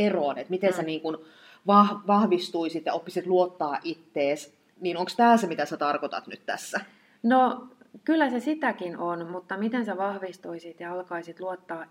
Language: Finnish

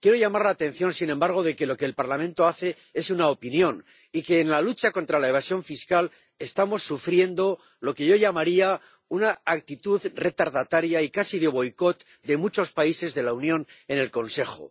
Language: Spanish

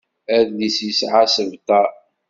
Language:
Kabyle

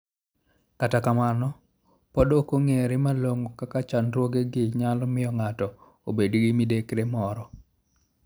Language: Luo (Kenya and Tanzania)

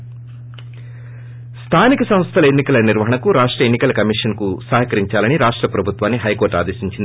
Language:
Telugu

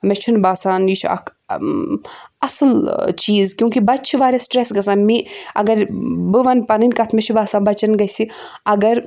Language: Kashmiri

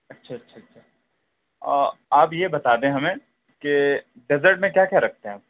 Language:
Urdu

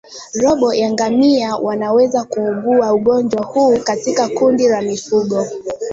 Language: Swahili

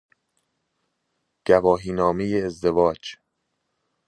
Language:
Persian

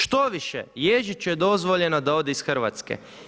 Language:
Croatian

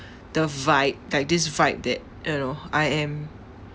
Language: English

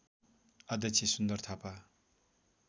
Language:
Nepali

